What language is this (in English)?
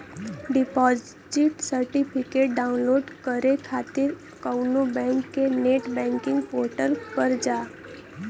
Bhojpuri